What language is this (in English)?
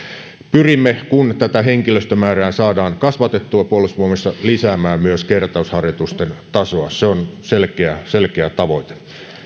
Finnish